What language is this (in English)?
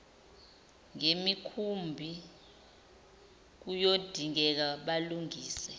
Zulu